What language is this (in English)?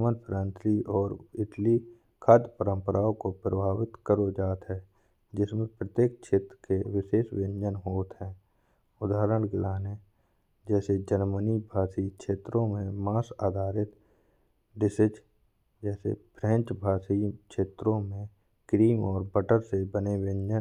Bundeli